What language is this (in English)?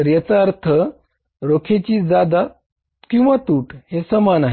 Marathi